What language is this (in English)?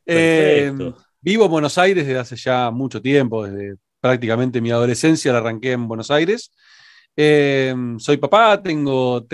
Spanish